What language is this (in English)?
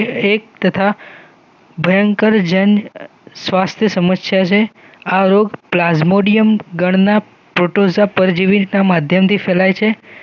Gujarati